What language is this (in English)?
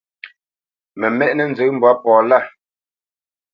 Bamenyam